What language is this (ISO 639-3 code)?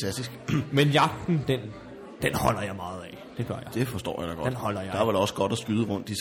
dan